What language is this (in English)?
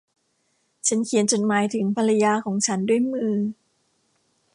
Thai